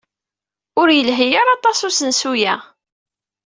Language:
Kabyle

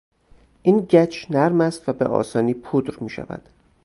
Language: Persian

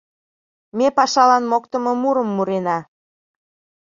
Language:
Mari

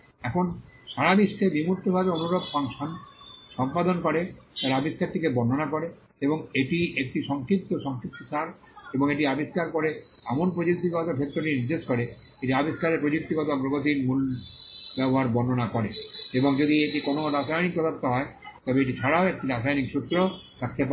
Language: Bangla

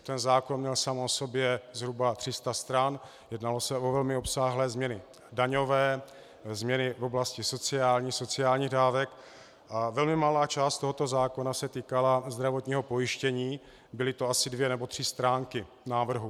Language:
Czech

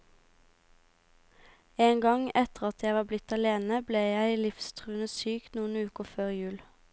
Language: Norwegian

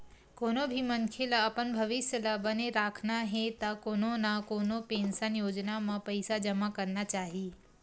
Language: Chhattisgarhi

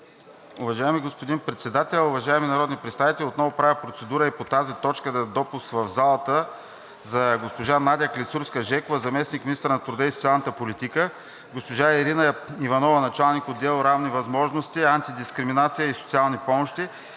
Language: Bulgarian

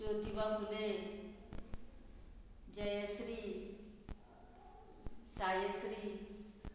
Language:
Konkani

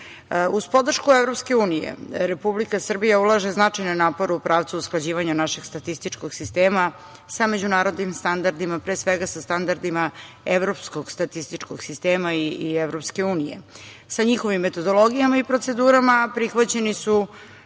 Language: Serbian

